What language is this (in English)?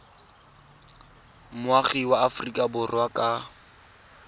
Tswana